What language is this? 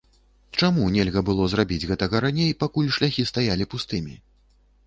Belarusian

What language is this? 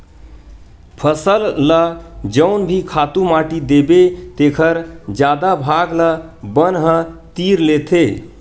Chhattisgarhi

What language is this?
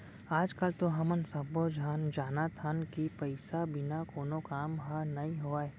Chhattisgarhi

